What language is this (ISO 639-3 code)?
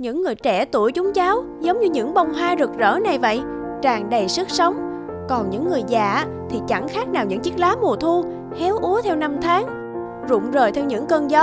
vie